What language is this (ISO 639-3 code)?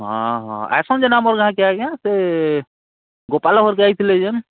ori